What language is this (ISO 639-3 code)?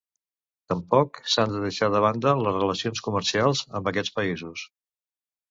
cat